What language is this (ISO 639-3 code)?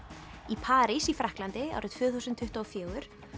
isl